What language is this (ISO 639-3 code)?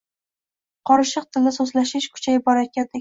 uzb